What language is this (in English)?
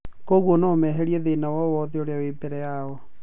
Kikuyu